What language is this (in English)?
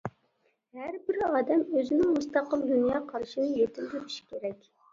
Uyghur